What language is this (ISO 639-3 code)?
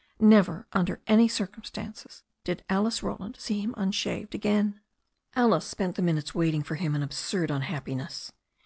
eng